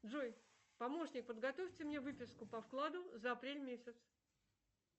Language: Russian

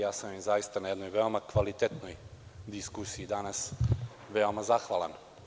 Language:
Serbian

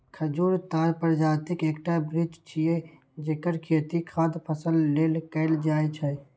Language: Maithili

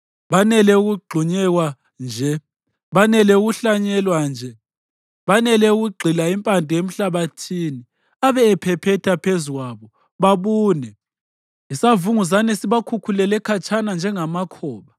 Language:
North Ndebele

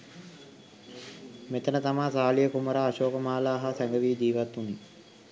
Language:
Sinhala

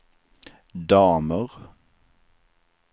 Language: Swedish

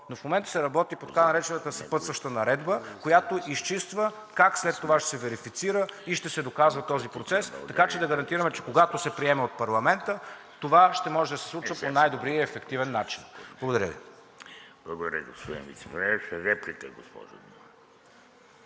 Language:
Bulgarian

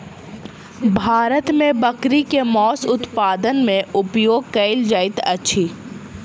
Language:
Maithili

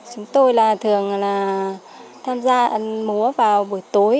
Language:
Vietnamese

